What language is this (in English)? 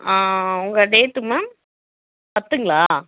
Tamil